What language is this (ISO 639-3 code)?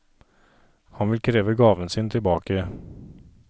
nor